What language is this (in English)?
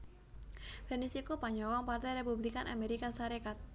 Javanese